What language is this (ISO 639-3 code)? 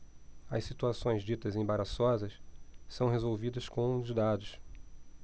por